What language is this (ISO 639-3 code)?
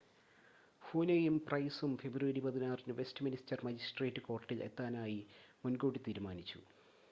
mal